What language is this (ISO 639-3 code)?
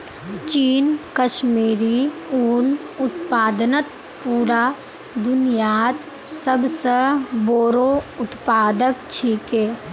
mag